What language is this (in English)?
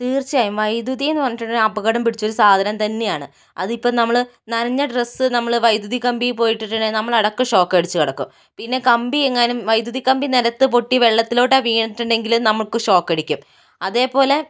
Malayalam